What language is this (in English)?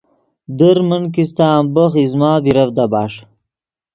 Yidgha